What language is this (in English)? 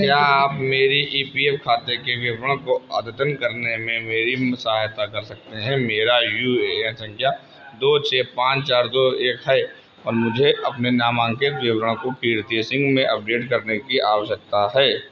Hindi